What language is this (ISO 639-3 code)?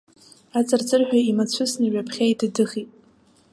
abk